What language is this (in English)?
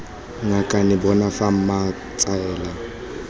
Tswana